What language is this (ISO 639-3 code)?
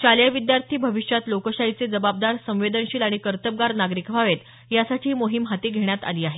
mar